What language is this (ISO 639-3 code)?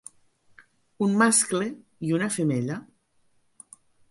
cat